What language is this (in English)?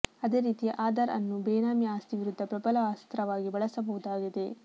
Kannada